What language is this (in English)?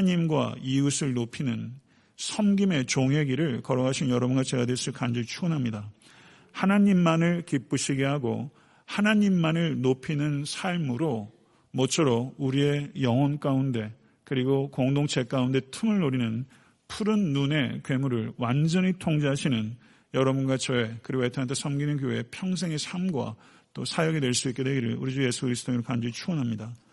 Korean